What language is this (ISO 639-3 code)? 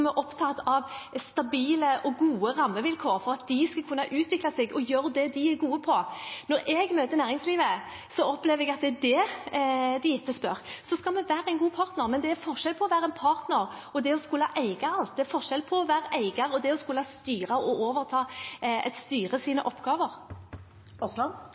nor